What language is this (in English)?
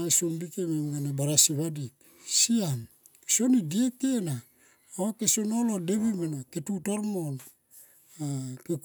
Tomoip